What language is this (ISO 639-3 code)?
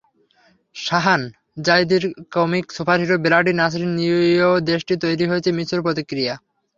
ben